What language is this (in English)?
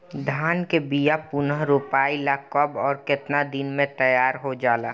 Bhojpuri